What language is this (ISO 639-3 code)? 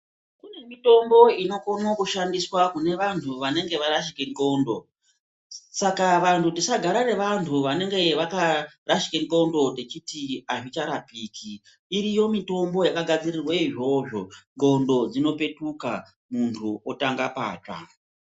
ndc